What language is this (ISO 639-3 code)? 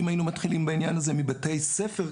heb